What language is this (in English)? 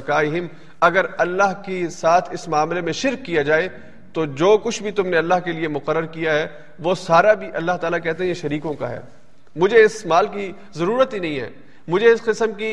Urdu